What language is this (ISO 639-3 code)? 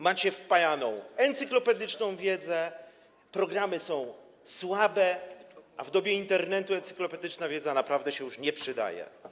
pol